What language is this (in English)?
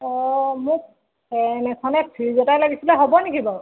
Assamese